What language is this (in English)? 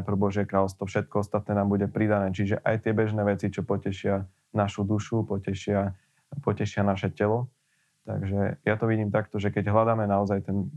Slovak